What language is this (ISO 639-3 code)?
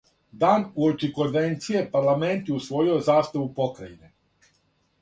srp